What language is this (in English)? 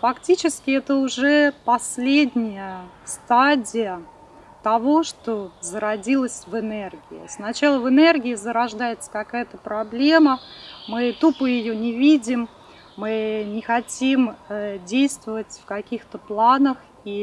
Russian